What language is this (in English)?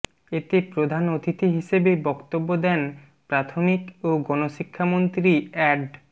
Bangla